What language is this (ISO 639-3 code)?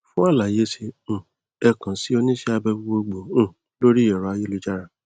yor